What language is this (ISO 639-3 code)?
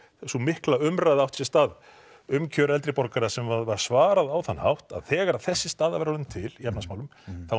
isl